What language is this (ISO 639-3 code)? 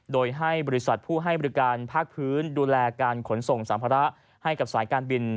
tha